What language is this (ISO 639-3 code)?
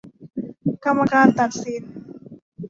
tha